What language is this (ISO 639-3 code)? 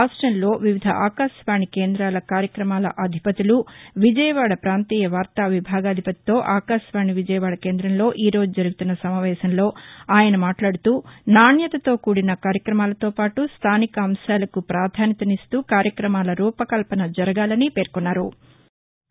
tel